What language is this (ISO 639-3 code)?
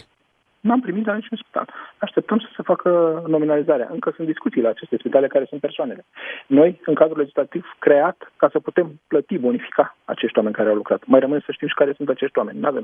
ron